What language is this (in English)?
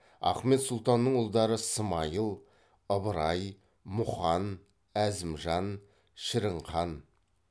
Kazakh